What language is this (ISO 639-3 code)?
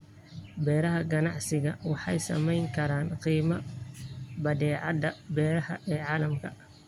som